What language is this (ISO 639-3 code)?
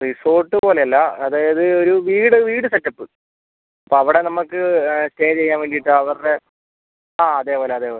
mal